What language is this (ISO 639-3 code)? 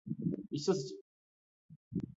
mal